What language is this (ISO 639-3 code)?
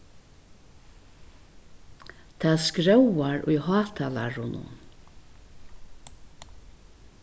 fao